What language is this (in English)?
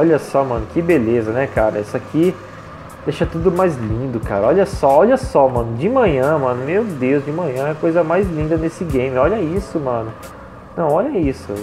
Portuguese